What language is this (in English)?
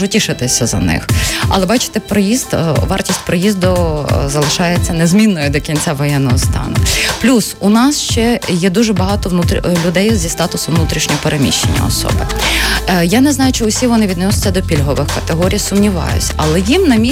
Ukrainian